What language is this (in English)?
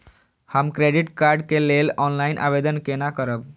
Maithili